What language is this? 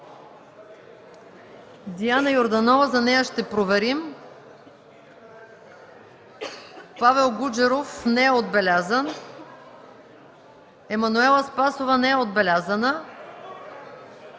Bulgarian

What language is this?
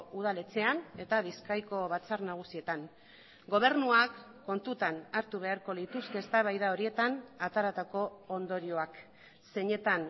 Basque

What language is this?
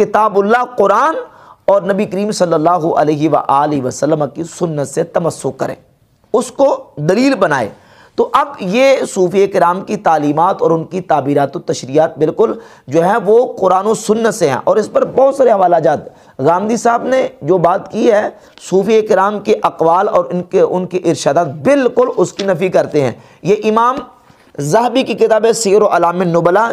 Urdu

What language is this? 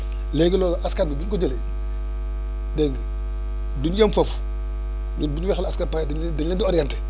Wolof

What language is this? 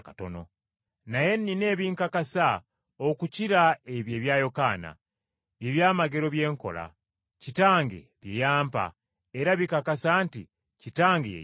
Ganda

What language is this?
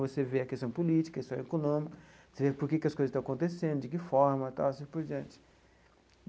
Portuguese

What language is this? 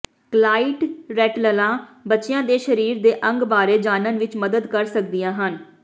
Punjabi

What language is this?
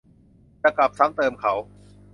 Thai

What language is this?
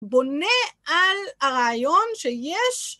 Hebrew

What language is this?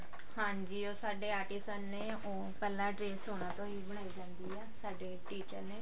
Punjabi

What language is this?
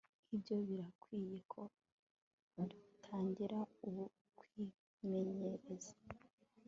Kinyarwanda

